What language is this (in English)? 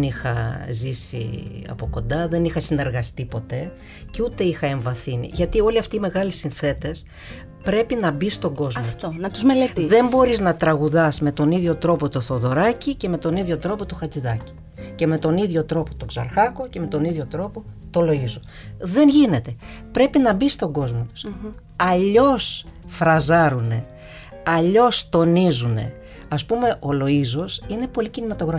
Greek